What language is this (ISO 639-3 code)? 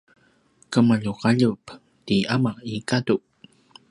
pwn